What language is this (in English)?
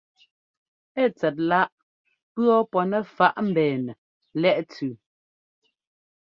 Ngomba